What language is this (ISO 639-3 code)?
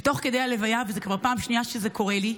heb